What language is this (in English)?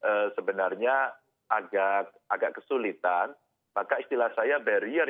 Indonesian